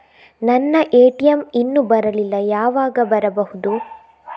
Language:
Kannada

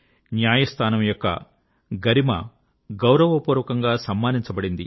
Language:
Telugu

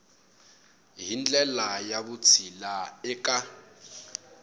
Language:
Tsonga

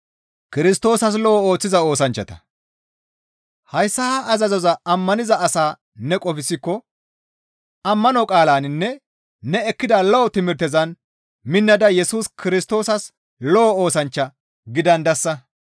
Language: Gamo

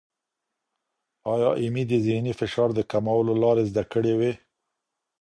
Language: Pashto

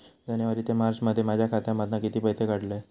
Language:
Marathi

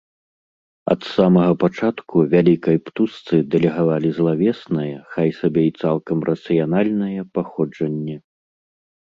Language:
Belarusian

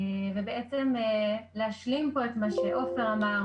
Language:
Hebrew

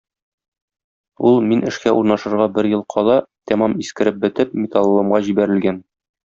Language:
Tatar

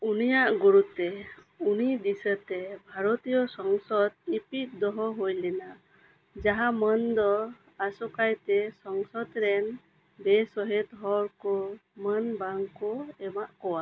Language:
Santali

